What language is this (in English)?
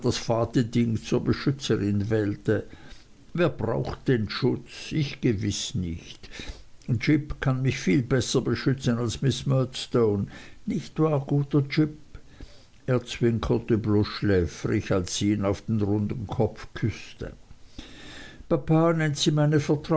German